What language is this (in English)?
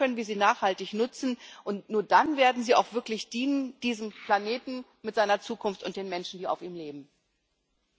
German